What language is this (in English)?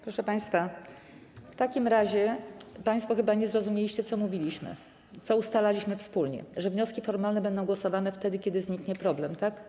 Polish